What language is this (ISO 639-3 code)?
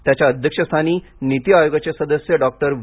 mar